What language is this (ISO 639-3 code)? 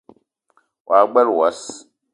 eto